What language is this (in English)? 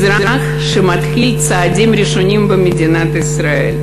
Hebrew